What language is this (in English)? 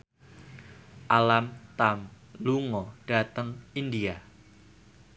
Javanese